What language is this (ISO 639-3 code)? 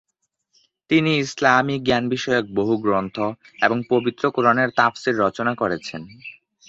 ben